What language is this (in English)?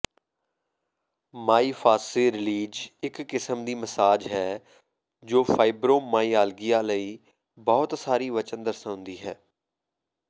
Punjabi